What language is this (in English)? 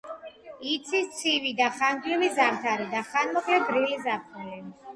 Georgian